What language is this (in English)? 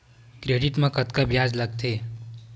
Chhattisgarhi